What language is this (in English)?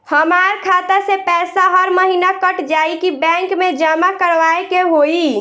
Bhojpuri